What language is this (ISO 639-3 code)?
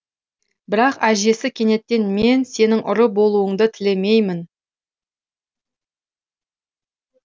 kaz